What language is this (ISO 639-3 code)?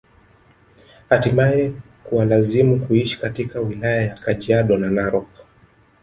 swa